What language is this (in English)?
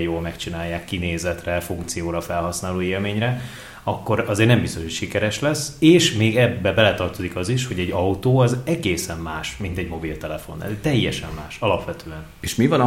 Hungarian